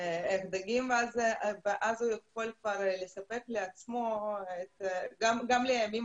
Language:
Hebrew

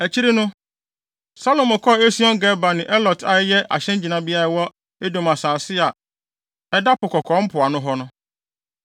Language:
Akan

